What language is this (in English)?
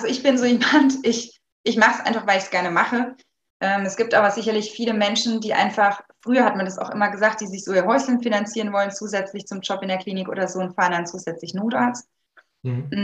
German